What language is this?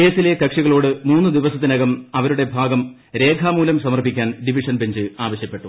Malayalam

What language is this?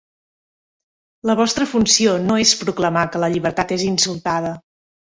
Catalan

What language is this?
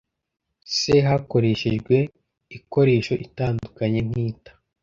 Kinyarwanda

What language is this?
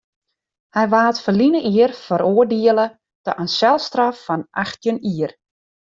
Western Frisian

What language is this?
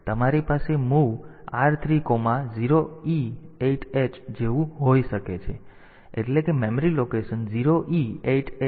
Gujarati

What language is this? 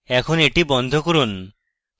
Bangla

